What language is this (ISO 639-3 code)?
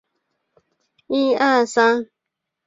zho